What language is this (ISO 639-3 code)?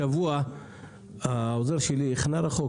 heb